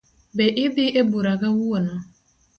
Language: Luo (Kenya and Tanzania)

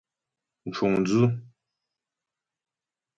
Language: Ghomala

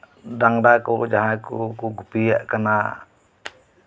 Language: Santali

